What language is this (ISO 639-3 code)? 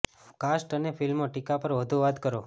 guj